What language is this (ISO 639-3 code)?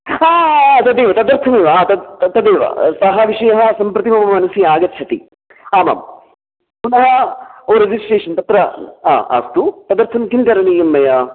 san